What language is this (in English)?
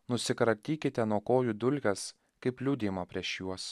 Lithuanian